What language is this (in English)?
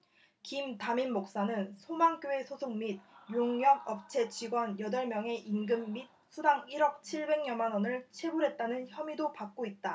Korean